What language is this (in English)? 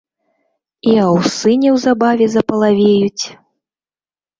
Belarusian